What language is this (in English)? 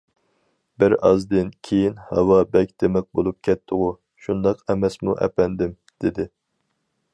Uyghur